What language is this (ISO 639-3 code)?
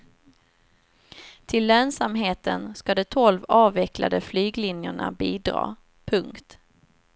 swe